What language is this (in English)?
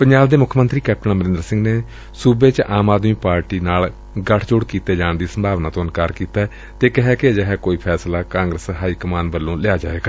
Punjabi